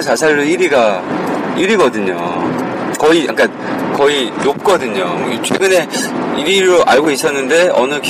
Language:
Korean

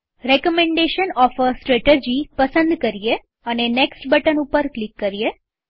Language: Gujarati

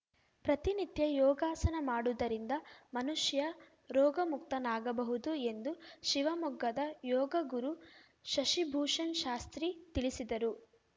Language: Kannada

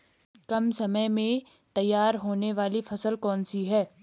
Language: Hindi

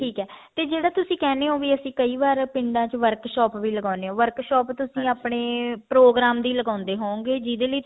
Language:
Punjabi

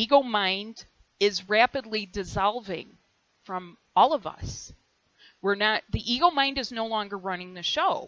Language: English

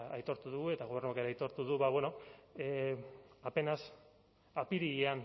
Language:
Basque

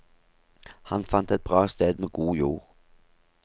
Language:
Norwegian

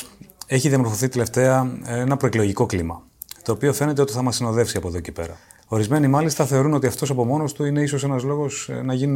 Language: Greek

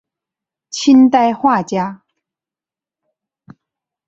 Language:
Chinese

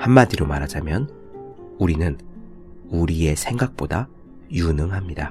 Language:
Korean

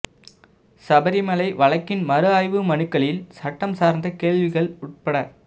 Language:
Tamil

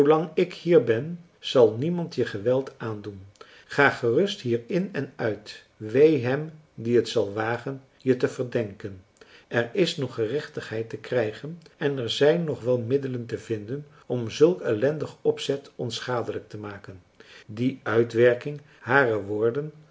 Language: Dutch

